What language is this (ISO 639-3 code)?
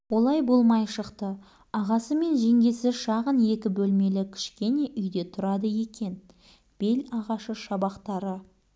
kaz